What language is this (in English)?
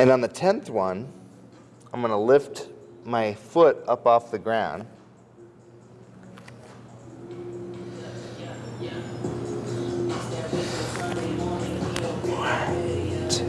English